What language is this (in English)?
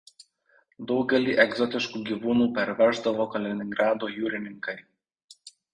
Lithuanian